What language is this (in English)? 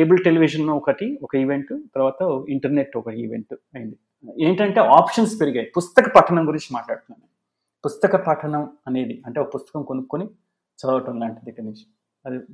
Telugu